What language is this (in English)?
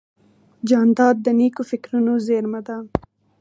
Pashto